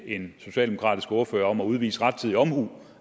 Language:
Danish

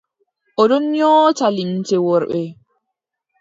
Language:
Adamawa Fulfulde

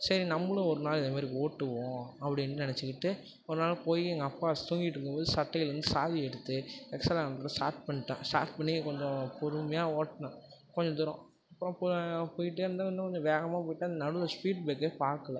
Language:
Tamil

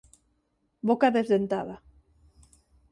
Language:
Galician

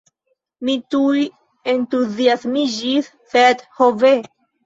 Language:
Esperanto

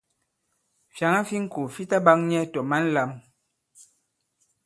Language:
Bankon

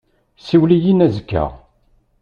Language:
Kabyle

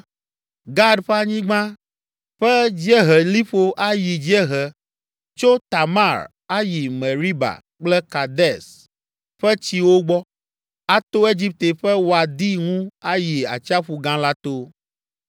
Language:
Ewe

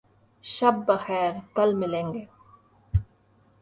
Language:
Urdu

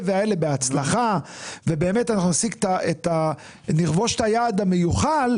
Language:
Hebrew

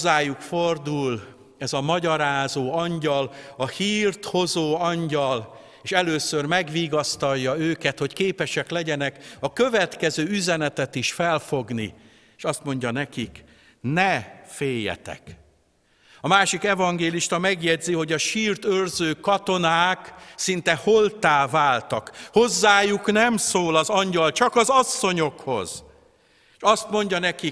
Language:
Hungarian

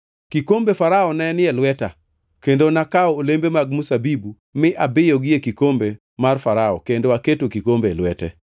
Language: Luo (Kenya and Tanzania)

